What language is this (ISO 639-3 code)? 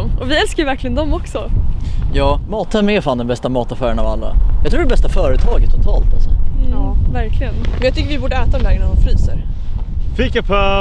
swe